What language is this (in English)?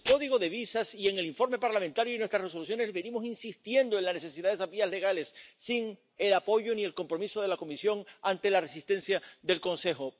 Spanish